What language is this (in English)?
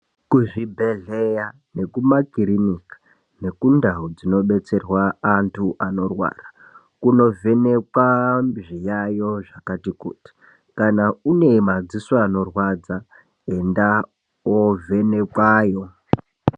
Ndau